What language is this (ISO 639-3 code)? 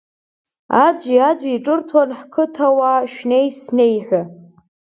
abk